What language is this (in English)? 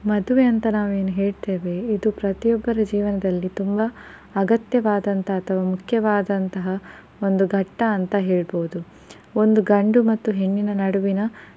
Kannada